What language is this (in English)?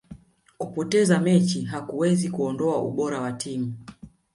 Swahili